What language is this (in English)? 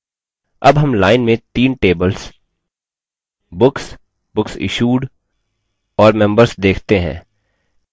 Hindi